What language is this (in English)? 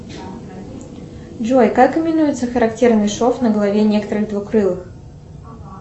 Russian